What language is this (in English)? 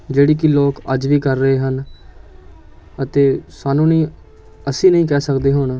Punjabi